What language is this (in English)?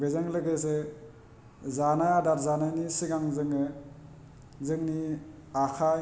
Bodo